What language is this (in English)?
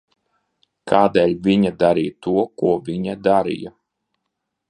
Latvian